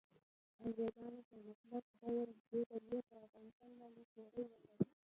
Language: Pashto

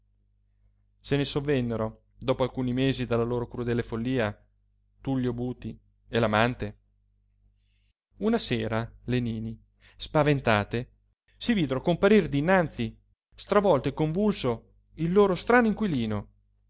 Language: Italian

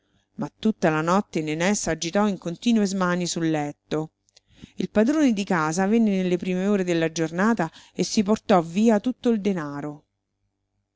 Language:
Italian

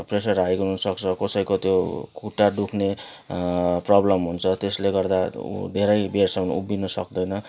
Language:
Nepali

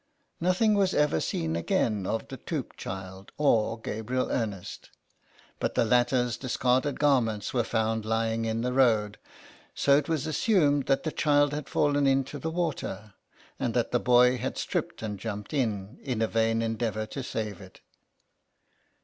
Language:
English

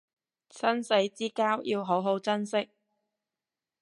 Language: Cantonese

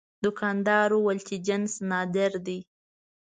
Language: Pashto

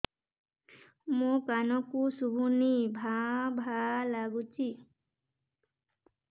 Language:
Odia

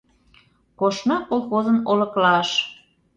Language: Mari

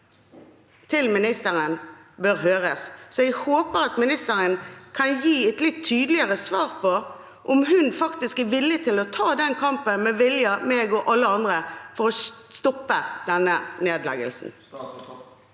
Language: Norwegian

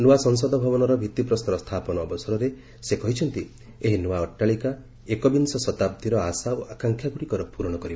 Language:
Odia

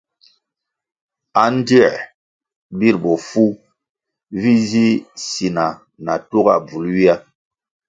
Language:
Kwasio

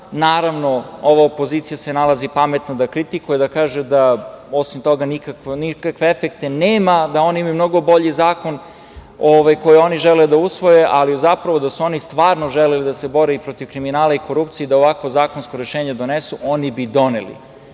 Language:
Serbian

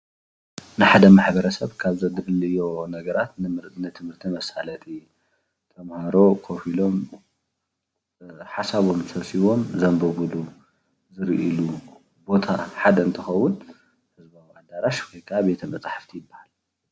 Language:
Tigrinya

